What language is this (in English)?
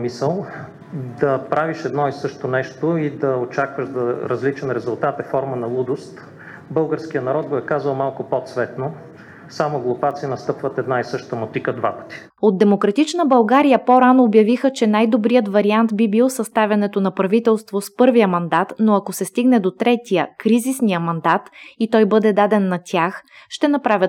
Bulgarian